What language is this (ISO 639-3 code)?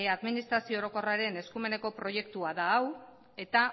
eus